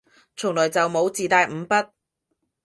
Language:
Cantonese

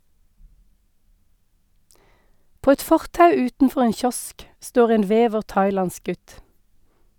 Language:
Norwegian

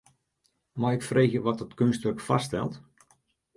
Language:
Western Frisian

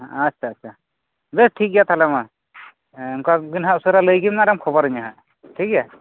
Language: Santali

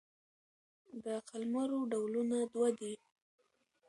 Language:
Pashto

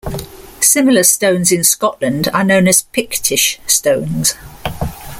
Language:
English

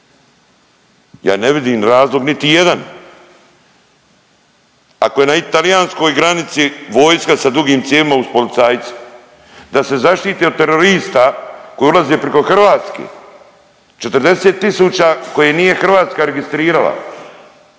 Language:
Croatian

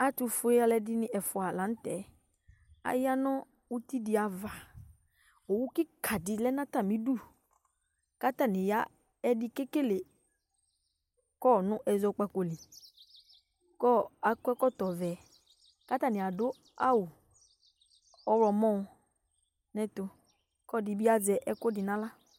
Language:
Ikposo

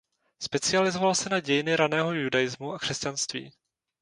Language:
Czech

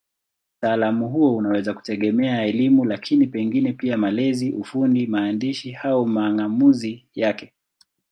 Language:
Swahili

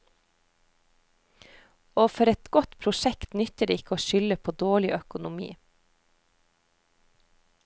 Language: Norwegian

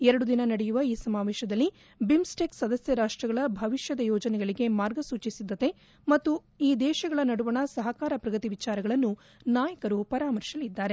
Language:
Kannada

